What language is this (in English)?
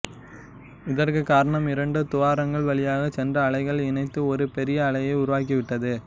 Tamil